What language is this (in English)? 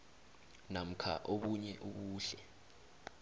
South Ndebele